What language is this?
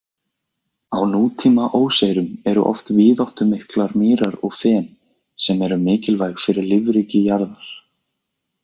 Icelandic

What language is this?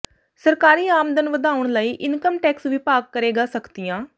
Punjabi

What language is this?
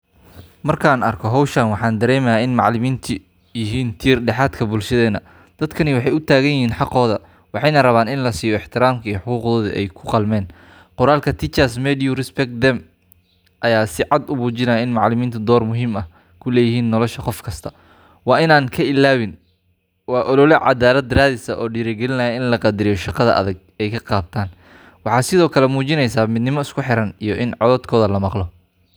Somali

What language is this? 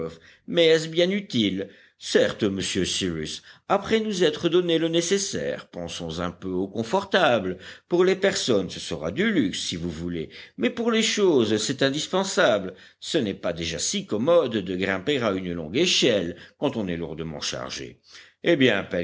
French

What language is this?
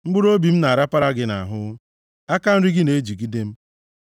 Igbo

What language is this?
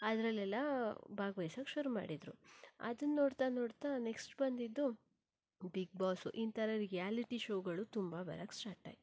Kannada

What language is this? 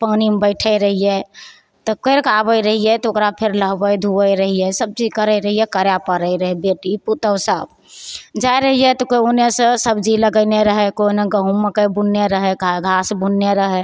Maithili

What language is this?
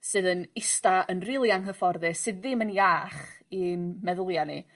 Welsh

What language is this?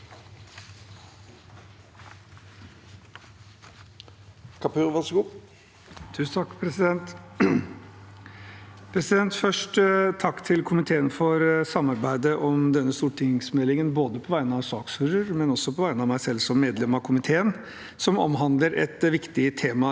Norwegian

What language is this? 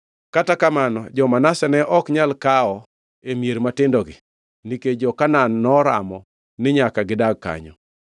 Luo (Kenya and Tanzania)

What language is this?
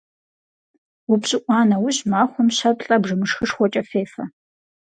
Kabardian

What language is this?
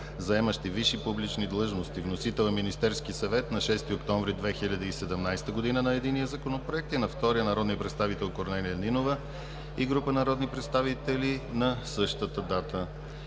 Bulgarian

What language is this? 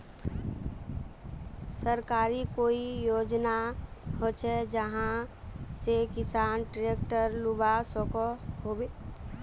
Magahi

